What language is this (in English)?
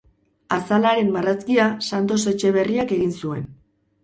Basque